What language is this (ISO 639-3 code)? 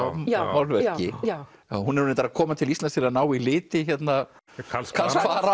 isl